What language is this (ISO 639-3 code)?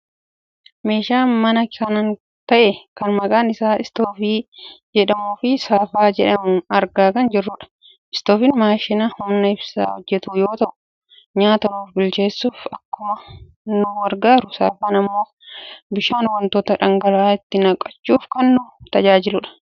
orm